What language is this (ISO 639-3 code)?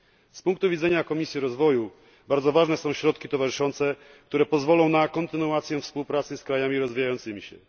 pol